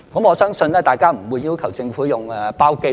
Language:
Cantonese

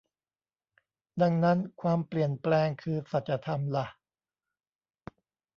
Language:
Thai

